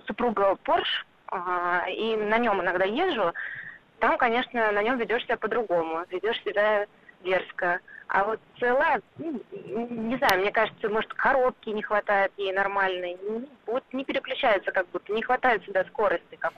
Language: Russian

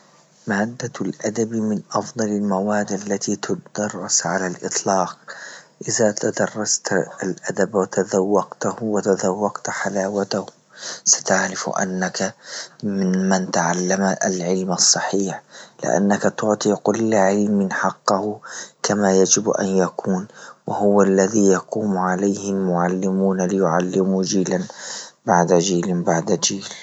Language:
Libyan Arabic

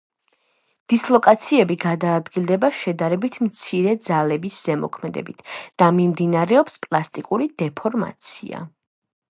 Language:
Georgian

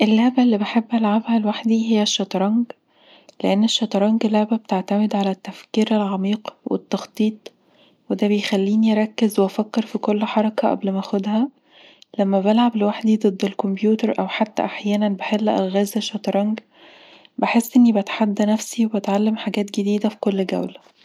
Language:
Egyptian Arabic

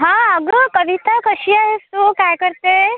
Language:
Marathi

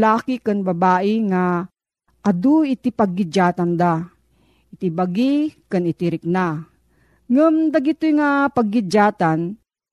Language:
Filipino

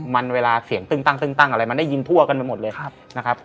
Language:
Thai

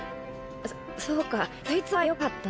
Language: Japanese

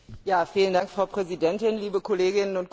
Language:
German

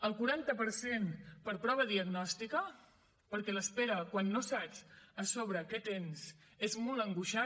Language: Catalan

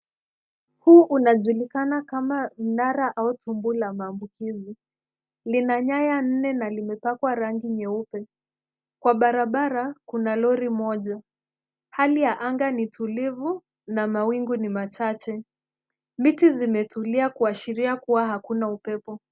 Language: Swahili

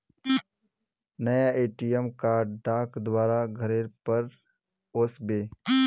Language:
Magahi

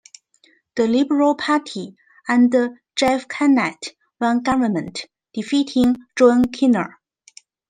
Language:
English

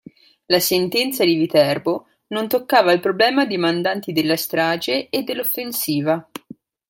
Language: Italian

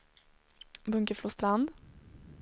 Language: Swedish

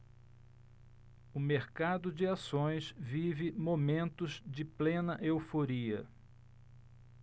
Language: Portuguese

